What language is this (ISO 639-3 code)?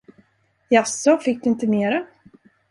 swe